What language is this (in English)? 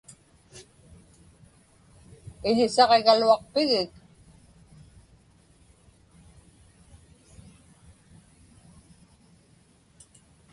Inupiaq